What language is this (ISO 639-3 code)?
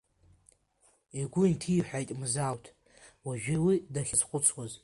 abk